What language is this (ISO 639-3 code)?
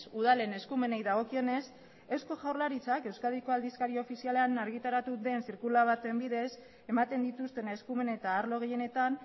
eus